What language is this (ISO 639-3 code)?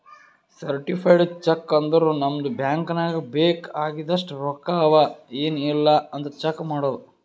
kan